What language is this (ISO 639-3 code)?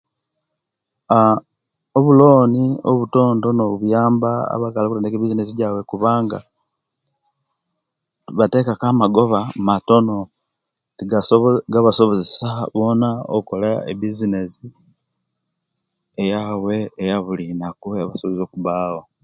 lke